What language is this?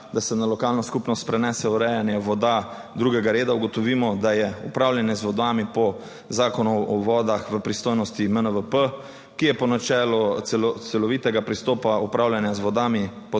Slovenian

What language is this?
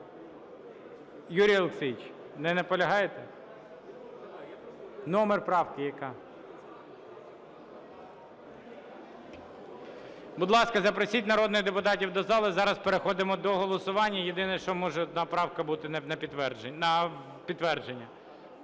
Ukrainian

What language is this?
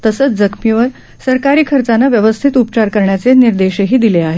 Marathi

